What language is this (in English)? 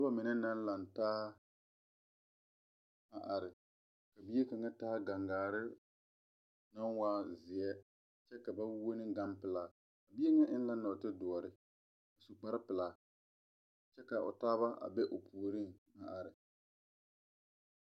Southern Dagaare